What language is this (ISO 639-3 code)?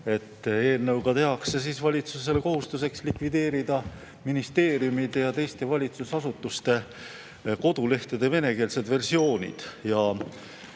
est